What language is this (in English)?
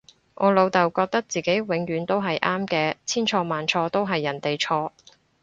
Cantonese